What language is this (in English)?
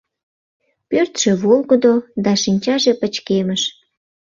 Mari